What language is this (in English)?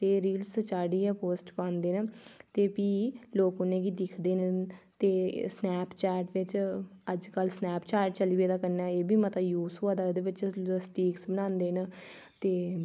Dogri